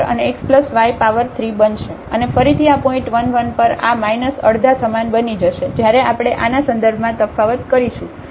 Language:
Gujarati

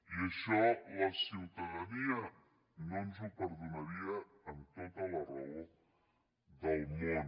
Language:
Catalan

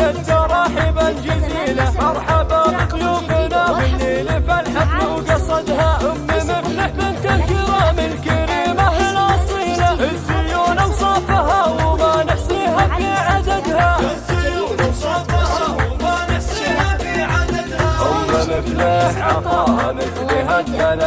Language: Arabic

